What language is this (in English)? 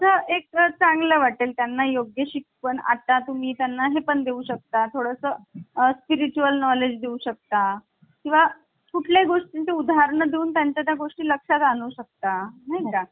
Marathi